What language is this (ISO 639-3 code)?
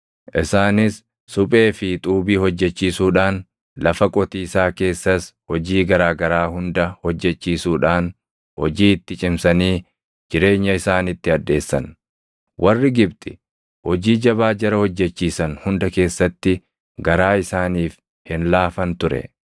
orm